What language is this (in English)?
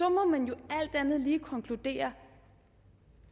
Danish